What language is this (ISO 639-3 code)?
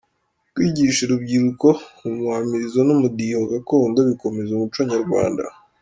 kin